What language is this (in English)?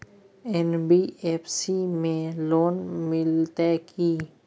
Maithili